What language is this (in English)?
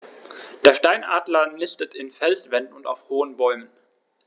German